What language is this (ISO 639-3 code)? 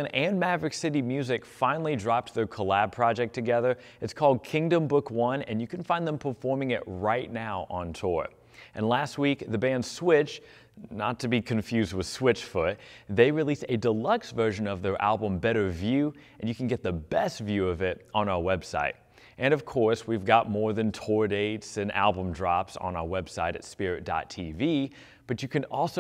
eng